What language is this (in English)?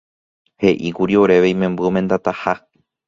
Guarani